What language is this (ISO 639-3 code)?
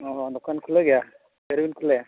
sat